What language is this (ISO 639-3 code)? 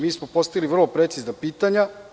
srp